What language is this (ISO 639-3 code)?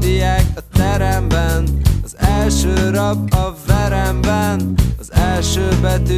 ara